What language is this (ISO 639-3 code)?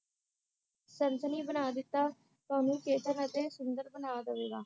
pan